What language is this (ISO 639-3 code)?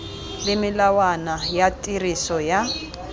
tsn